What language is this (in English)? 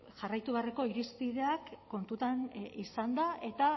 Basque